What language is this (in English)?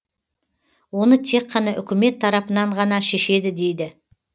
Kazakh